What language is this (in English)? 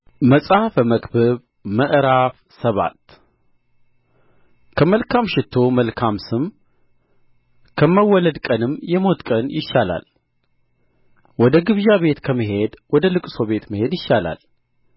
Amharic